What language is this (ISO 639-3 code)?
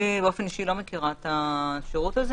heb